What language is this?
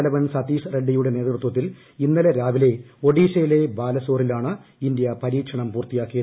Malayalam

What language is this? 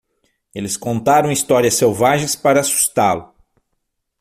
Portuguese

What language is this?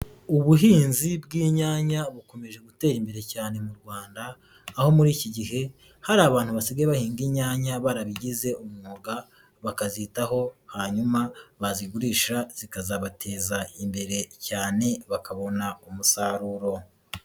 Kinyarwanda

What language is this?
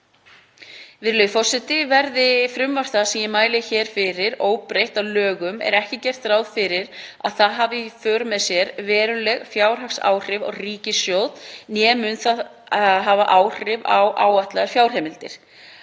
Icelandic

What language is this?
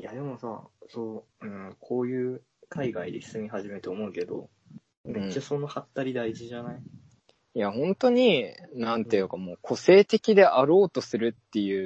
Japanese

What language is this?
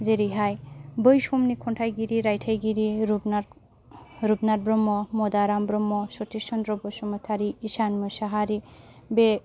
Bodo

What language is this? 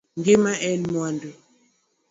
Luo (Kenya and Tanzania)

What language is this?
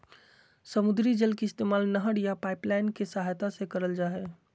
Magahi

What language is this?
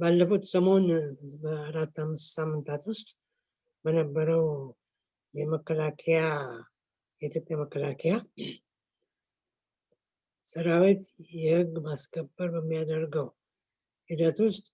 Turkish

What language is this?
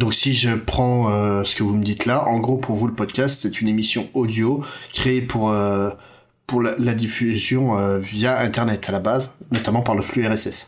French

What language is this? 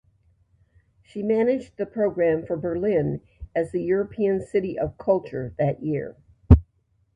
English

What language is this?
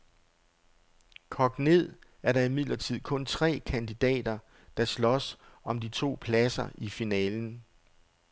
Danish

